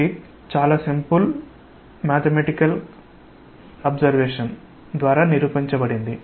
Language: Telugu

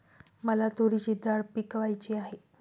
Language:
Marathi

